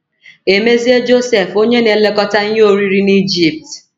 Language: Igbo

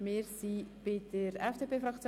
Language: Swiss German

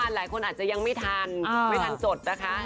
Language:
Thai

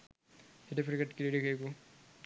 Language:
Sinhala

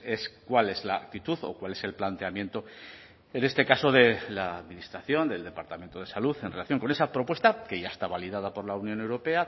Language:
Spanish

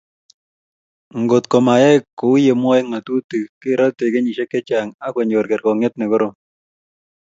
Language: Kalenjin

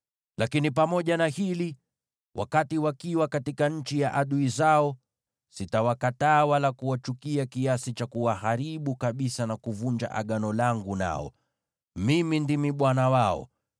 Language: Swahili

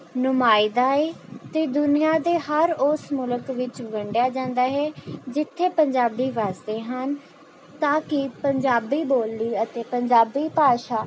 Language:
Punjabi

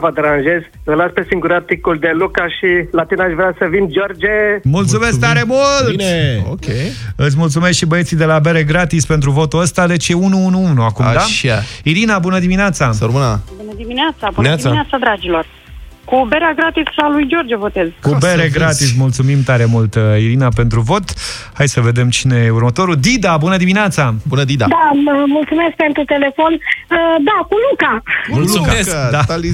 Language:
Romanian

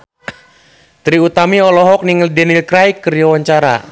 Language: Sundanese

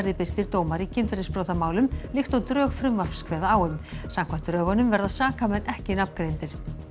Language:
Icelandic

